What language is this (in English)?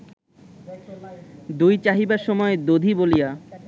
Bangla